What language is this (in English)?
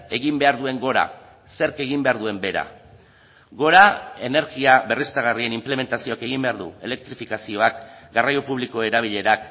Basque